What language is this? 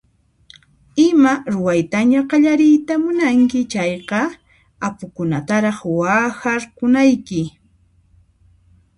Puno Quechua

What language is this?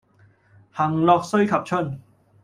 Cantonese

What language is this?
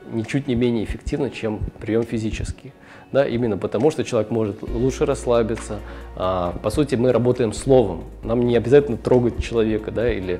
Russian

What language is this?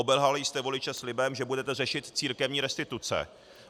Czech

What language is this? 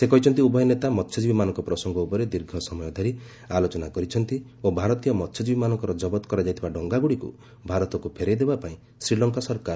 Odia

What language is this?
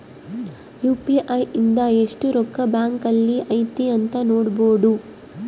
Kannada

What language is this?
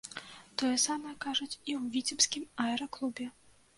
Belarusian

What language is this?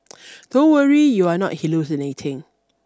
English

